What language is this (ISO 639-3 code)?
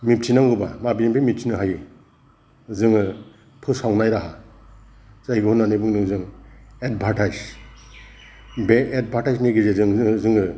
brx